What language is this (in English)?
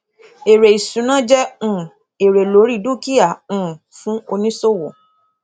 Yoruba